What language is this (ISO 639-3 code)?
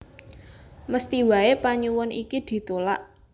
jav